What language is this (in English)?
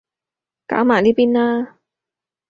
Cantonese